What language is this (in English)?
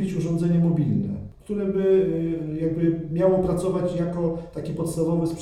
Polish